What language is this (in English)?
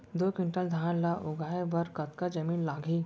Chhattisgarhi